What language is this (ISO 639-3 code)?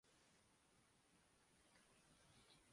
urd